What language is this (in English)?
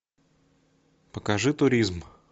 Russian